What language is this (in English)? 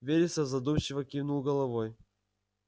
Russian